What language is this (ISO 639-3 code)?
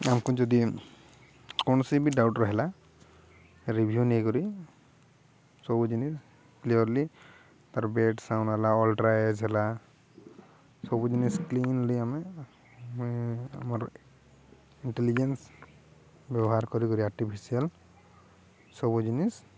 ori